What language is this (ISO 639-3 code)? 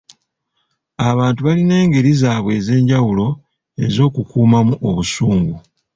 lug